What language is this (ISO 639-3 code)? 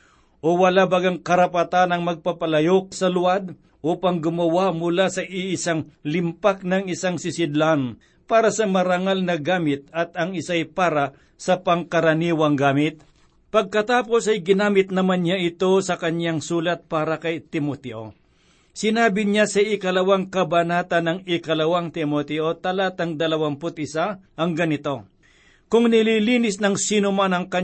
fil